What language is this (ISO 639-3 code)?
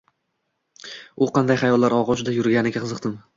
uzb